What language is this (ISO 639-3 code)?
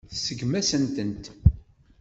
kab